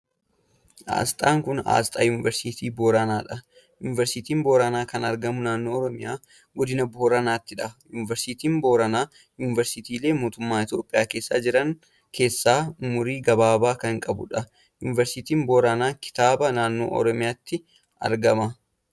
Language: Oromo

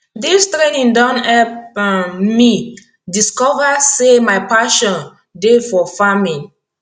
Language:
Nigerian Pidgin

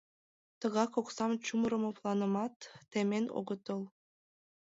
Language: Mari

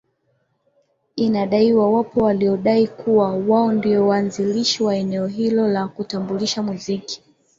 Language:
Swahili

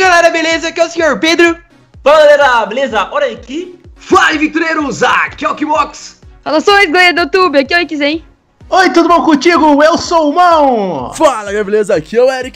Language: Portuguese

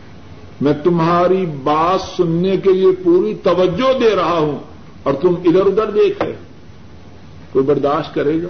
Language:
Urdu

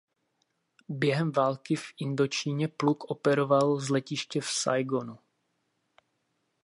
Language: Czech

